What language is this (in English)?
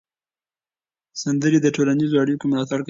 Pashto